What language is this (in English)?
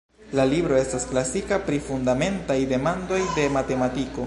Esperanto